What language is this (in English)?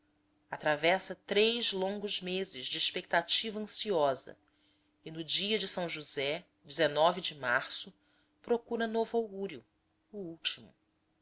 Portuguese